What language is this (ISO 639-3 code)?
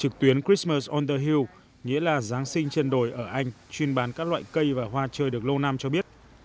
vie